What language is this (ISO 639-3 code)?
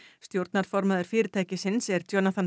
isl